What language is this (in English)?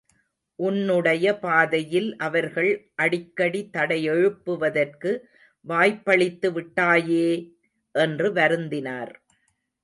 Tamil